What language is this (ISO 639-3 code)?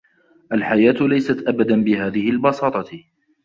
ara